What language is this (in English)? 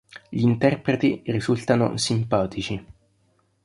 Italian